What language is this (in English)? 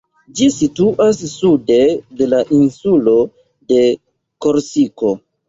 Esperanto